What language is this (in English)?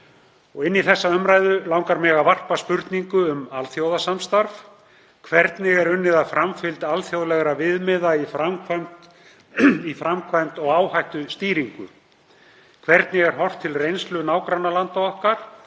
Icelandic